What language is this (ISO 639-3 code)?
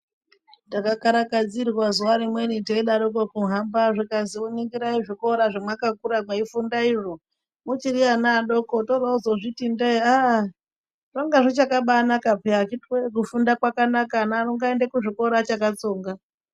ndc